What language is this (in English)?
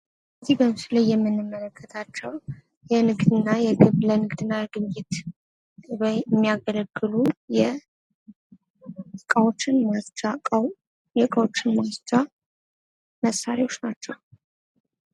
Amharic